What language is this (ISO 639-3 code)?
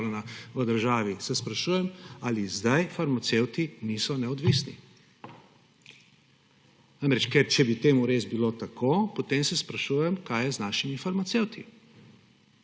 slv